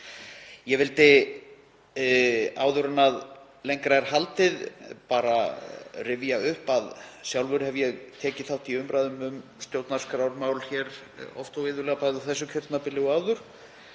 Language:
Icelandic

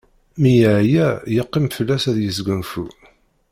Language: Kabyle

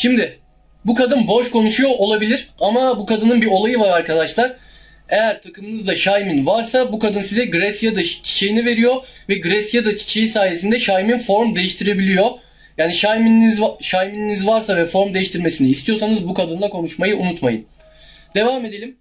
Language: Turkish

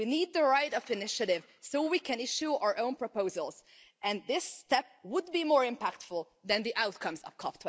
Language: English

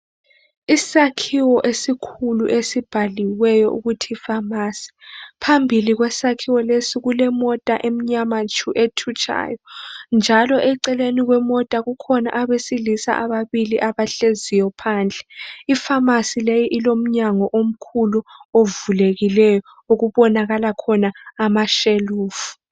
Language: North Ndebele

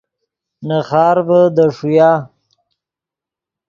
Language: Yidgha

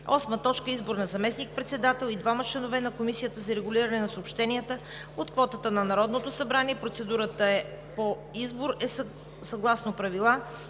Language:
Bulgarian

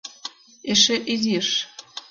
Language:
Mari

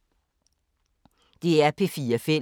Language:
Danish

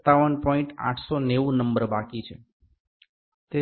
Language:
Gujarati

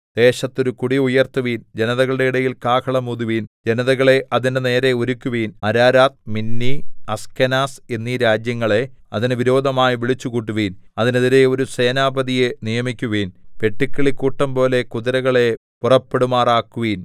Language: Malayalam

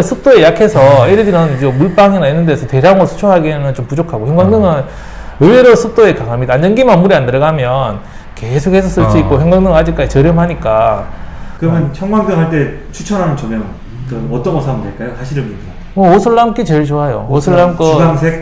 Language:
Korean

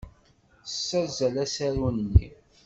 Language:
Kabyle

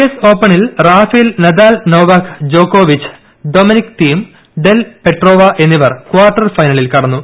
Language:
Malayalam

